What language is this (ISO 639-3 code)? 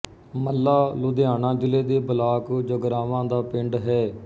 pan